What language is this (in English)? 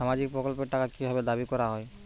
Bangla